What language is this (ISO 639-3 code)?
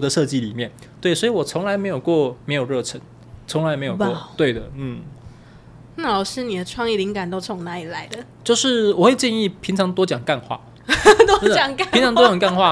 zho